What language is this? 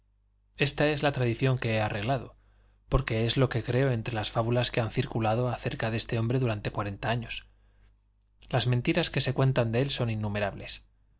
Spanish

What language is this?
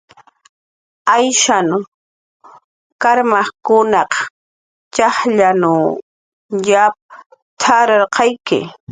Jaqaru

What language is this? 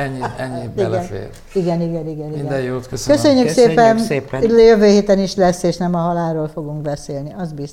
Hungarian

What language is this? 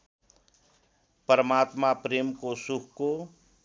Nepali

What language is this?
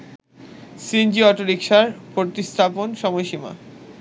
Bangla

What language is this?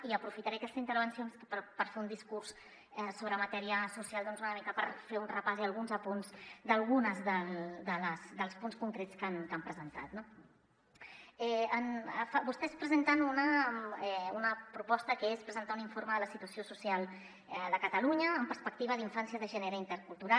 Catalan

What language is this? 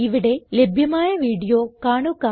Malayalam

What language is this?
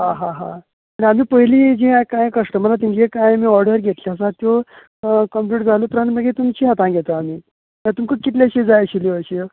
Konkani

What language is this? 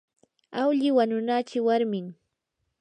Yanahuanca Pasco Quechua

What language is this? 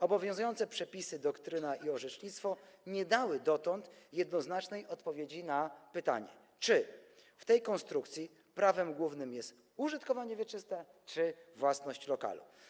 Polish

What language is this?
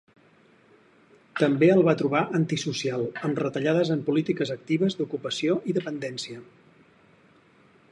Catalan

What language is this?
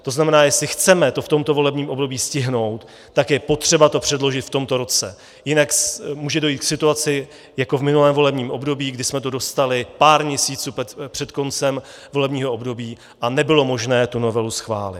Czech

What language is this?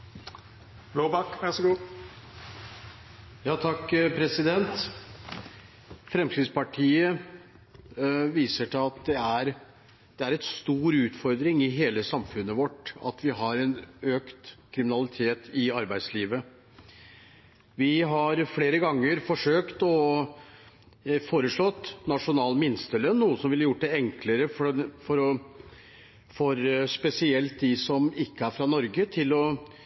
Norwegian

